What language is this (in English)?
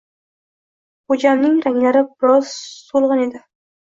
Uzbek